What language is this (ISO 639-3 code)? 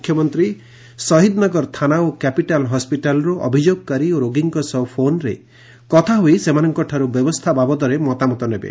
ori